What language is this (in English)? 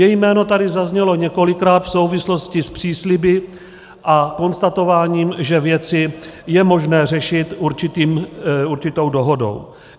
Czech